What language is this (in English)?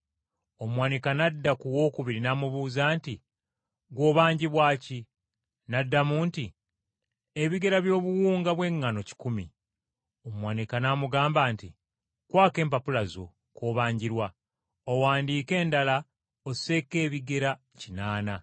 Ganda